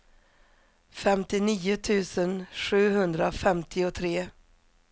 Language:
Swedish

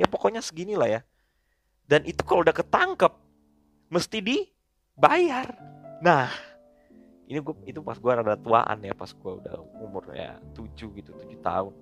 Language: Indonesian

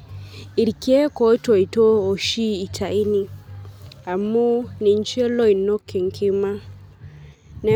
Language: Masai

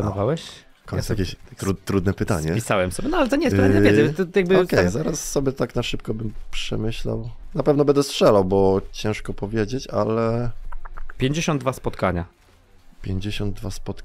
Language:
Polish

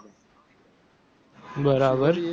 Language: Gujarati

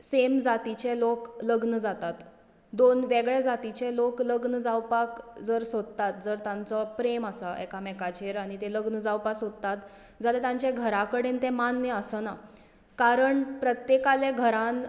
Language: Konkani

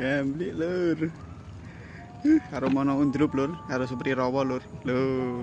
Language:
Indonesian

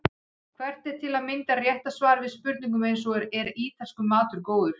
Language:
Icelandic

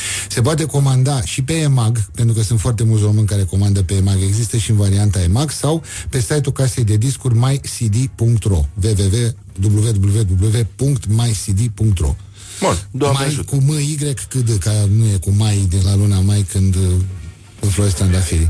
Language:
Romanian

